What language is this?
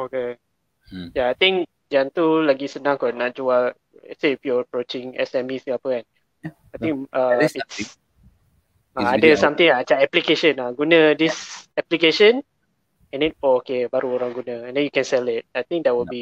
Malay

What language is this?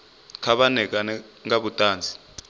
Venda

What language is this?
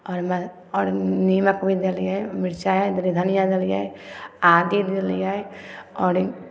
Maithili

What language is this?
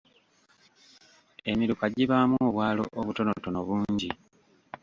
Ganda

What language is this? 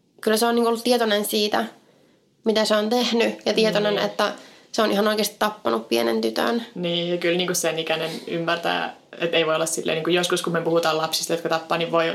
Finnish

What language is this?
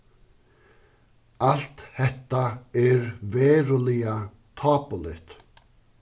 Faroese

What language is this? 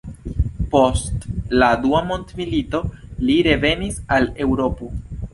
Esperanto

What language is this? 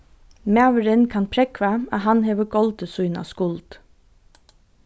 Faroese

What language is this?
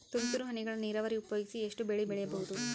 Kannada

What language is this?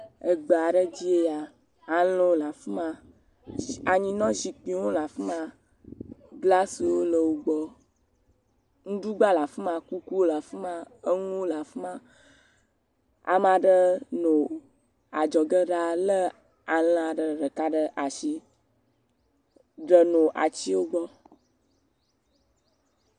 Ewe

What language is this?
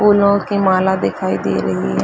Hindi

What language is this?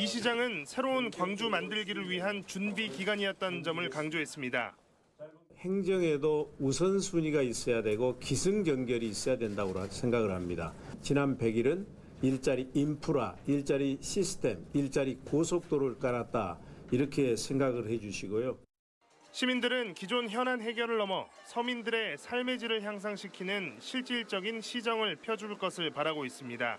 Korean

